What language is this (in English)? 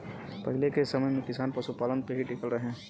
Bhojpuri